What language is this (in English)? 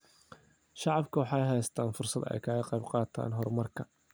Somali